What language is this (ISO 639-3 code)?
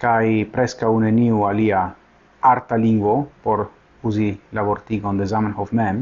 ita